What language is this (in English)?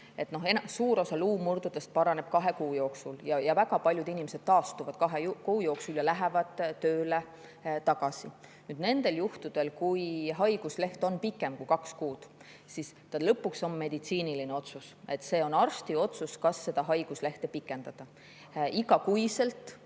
Estonian